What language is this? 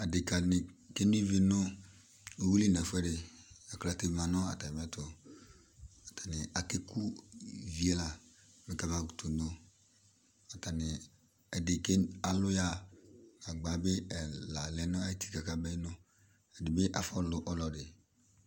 Ikposo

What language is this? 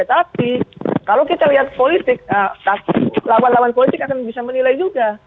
Indonesian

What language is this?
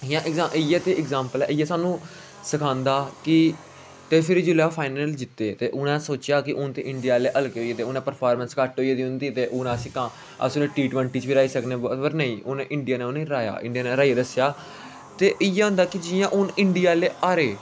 Dogri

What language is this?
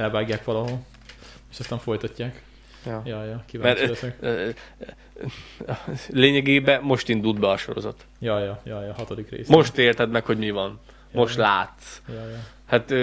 Hungarian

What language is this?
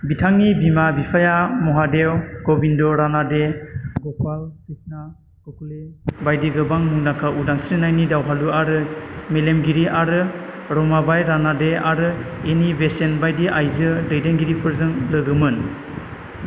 Bodo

